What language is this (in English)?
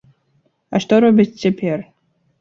Belarusian